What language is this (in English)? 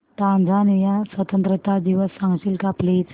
Marathi